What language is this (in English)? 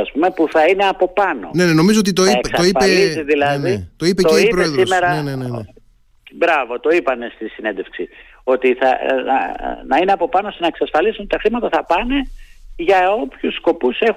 Greek